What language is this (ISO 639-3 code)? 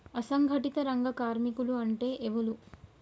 tel